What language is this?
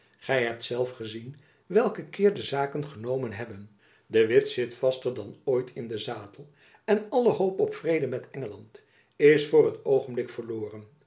Dutch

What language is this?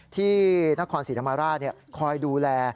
Thai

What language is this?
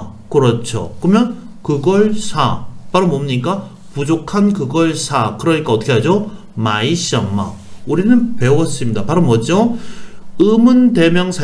Korean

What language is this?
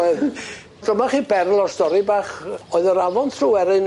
Welsh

